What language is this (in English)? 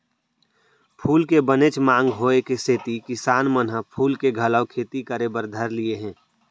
Chhattisgarhi